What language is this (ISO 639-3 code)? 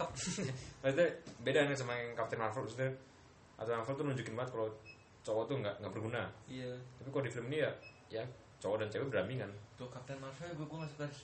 ind